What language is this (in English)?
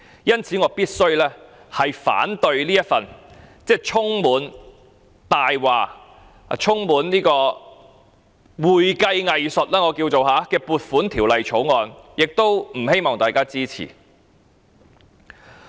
Cantonese